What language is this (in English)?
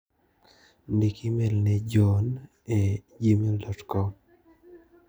Luo (Kenya and Tanzania)